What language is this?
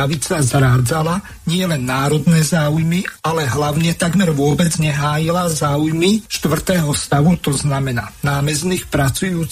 Slovak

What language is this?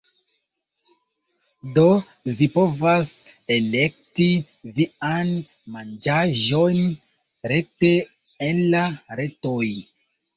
Esperanto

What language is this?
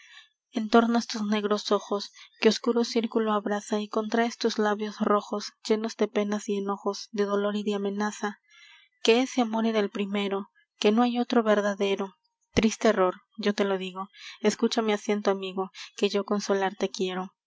Spanish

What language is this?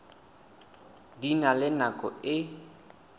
Southern Sotho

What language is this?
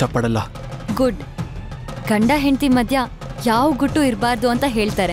Kannada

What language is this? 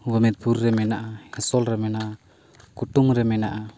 Santali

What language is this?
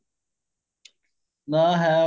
Punjabi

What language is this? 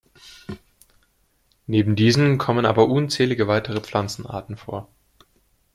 German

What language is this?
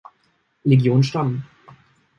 German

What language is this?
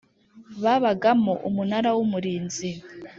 Kinyarwanda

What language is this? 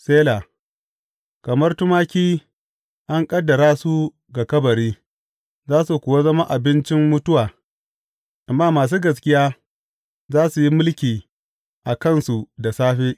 Hausa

